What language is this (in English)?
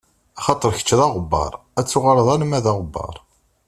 Kabyle